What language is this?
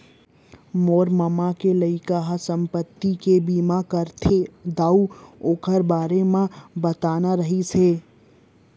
Chhattisgarhi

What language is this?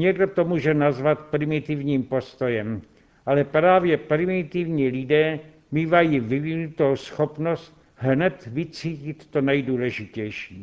Czech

